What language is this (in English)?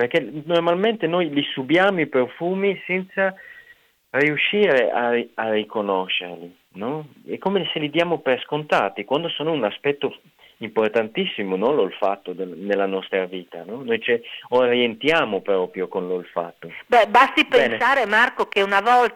Italian